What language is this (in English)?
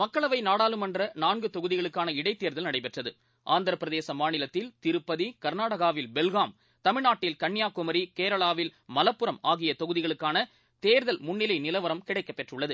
Tamil